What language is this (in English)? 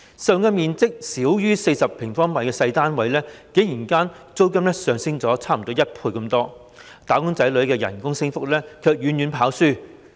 Cantonese